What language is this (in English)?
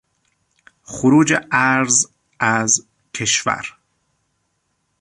Persian